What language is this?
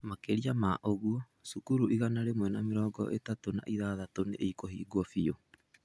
Kikuyu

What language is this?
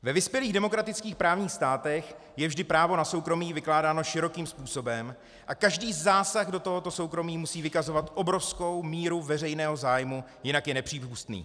Czech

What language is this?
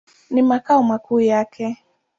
Swahili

